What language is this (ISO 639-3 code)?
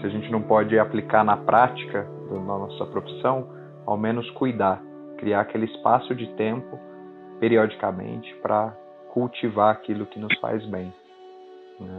por